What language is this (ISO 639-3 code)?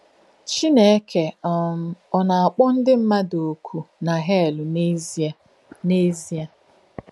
ibo